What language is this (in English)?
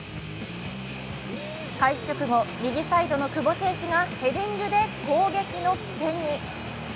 Japanese